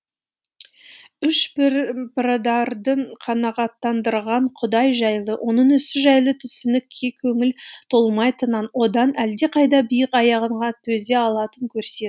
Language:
Kazakh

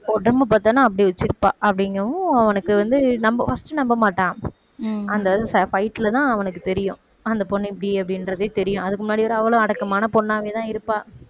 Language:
Tamil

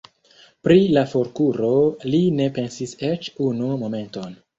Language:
Esperanto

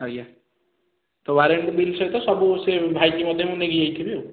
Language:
Odia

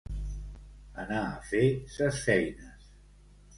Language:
Catalan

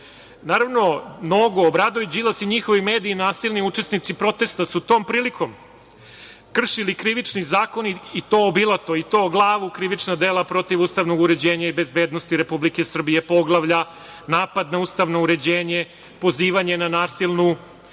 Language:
Serbian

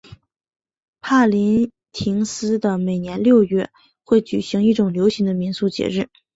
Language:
Chinese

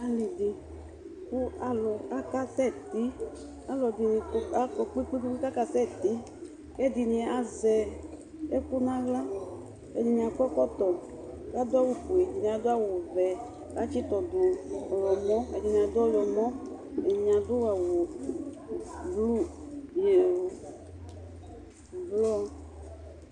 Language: Ikposo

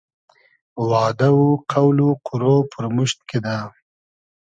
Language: Hazaragi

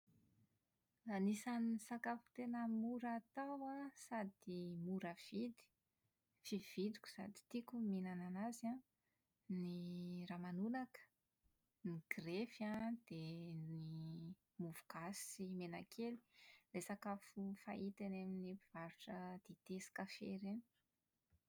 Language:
Malagasy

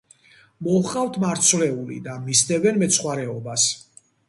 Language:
Georgian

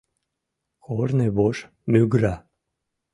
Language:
Mari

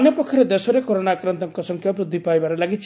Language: Odia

